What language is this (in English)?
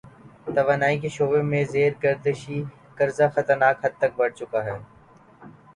Urdu